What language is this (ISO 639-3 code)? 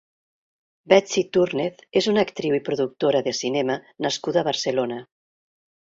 cat